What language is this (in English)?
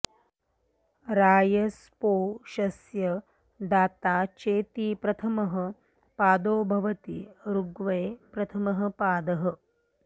Sanskrit